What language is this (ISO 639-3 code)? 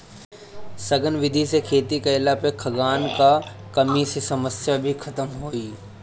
bho